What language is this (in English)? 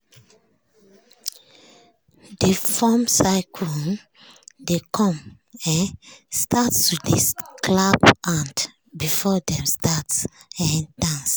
Nigerian Pidgin